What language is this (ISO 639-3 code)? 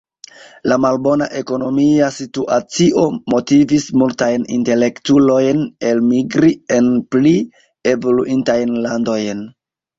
epo